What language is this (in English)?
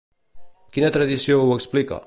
Catalan